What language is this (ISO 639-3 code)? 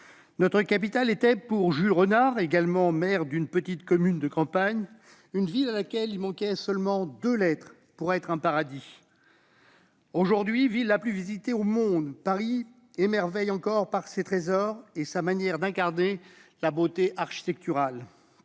fra